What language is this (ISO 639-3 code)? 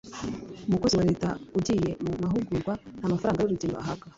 kin